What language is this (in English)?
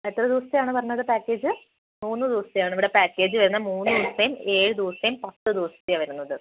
Malayalam